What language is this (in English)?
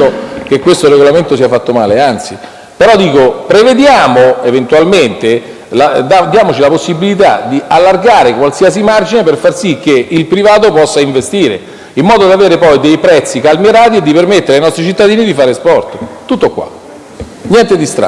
Italian